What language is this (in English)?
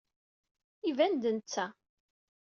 Kabyle